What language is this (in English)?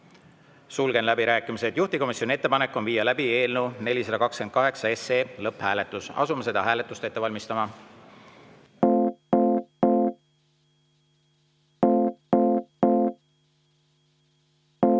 Estonian